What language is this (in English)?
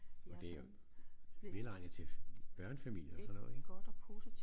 Danish